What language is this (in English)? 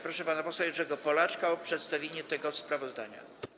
Polish